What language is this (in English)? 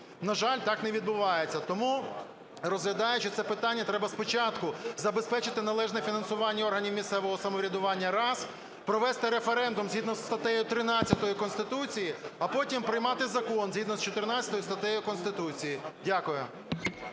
Ukrainian